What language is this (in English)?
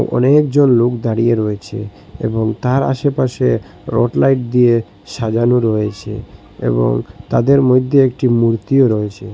Bangla